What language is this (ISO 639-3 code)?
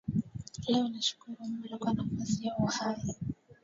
swa